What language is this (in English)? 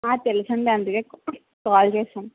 Telugu